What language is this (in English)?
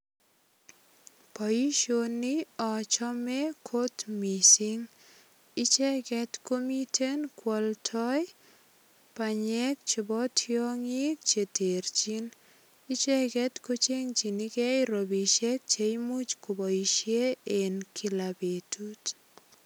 Kalenjin